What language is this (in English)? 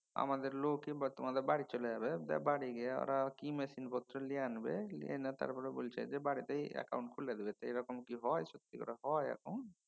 Bangla